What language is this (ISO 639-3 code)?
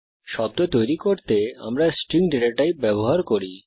ben